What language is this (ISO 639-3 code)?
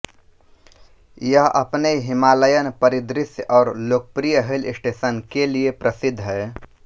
hin